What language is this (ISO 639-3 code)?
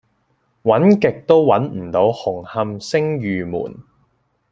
yue